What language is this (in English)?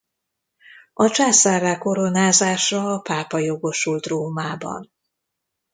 Hungarian